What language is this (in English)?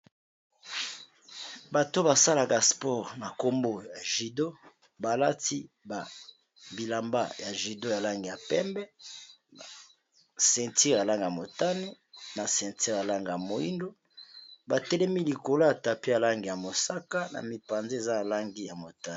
Lingala